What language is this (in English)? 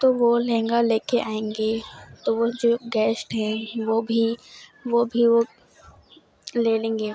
Urdu